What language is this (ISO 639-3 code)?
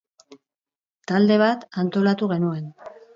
eus